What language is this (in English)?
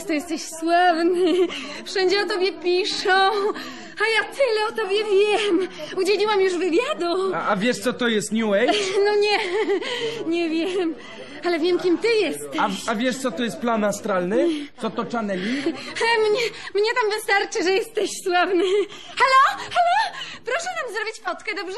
Polish